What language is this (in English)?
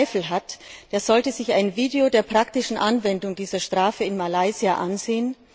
German